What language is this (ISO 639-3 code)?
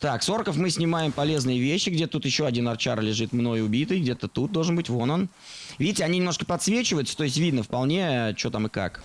rus